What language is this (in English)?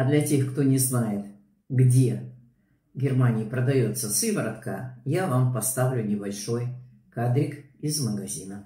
Russian